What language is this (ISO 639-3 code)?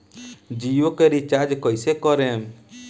bho